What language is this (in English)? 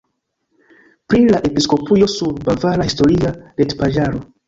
Esperanto